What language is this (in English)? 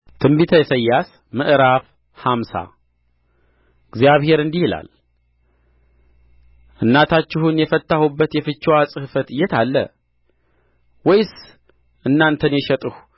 Amharic